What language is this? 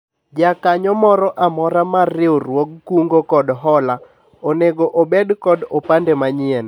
Luo (Kenya and Tanzania)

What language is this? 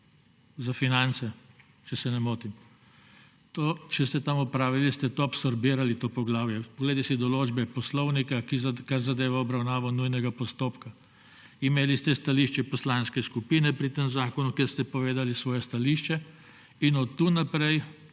Slovenian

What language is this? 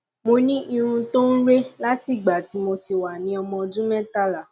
Yoruba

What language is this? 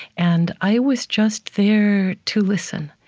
English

